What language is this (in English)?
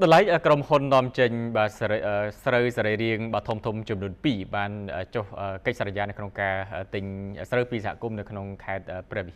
Thai